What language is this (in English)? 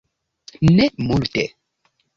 Esperanto